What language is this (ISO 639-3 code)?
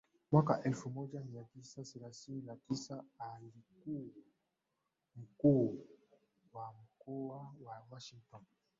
swa